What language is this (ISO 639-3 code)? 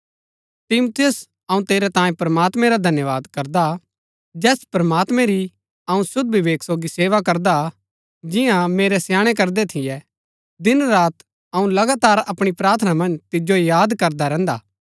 gbk